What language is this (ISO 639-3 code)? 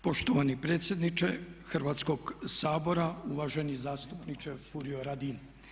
hrv